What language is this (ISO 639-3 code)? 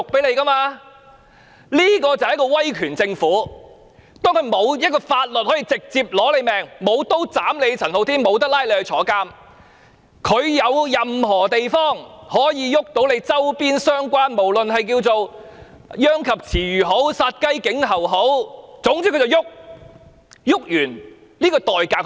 yue